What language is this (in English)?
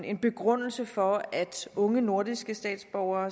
Danish